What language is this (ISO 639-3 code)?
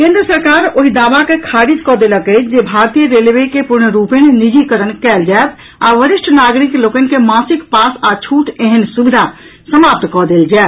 mai